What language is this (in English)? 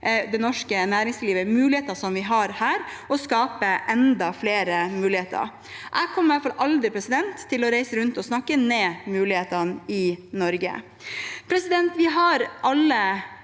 Norwegian